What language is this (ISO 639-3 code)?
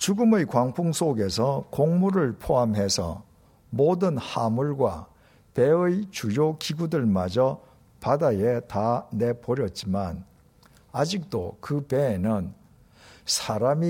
kor